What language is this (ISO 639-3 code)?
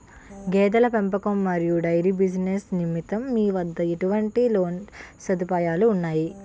tel